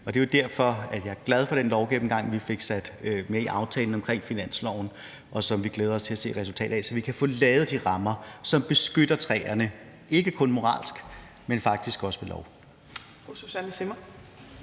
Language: Danish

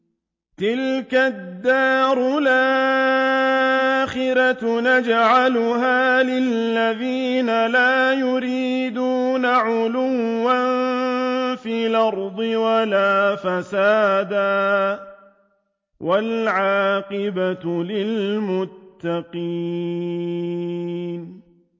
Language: Arabic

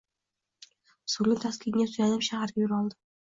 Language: Uzbek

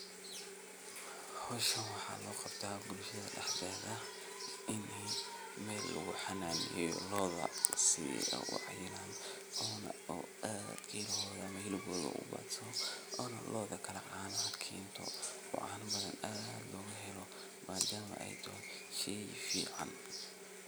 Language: Somali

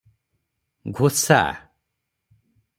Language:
Odia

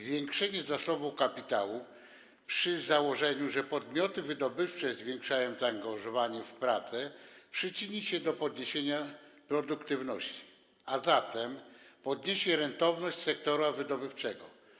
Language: Polish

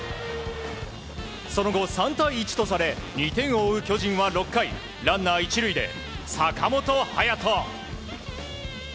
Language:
Japanese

